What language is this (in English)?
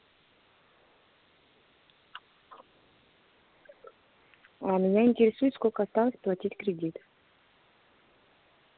Russian